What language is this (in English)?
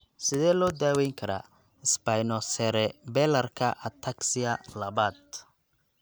Somali